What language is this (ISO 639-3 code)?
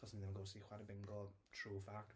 cym